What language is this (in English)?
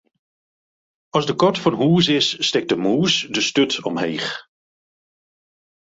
Western Frisian